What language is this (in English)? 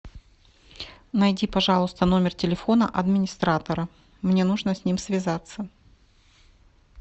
Russian